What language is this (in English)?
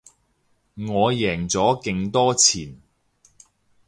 Cantonese